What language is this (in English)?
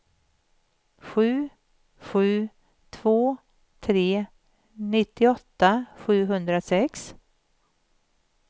Swedish